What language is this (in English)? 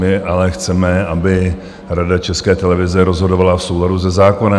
Czech